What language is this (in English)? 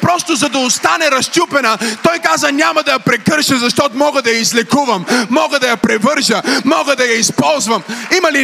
Bulgarian